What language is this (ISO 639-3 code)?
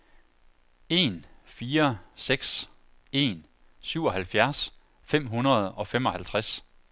dan